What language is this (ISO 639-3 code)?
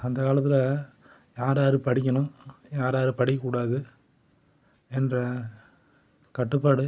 tam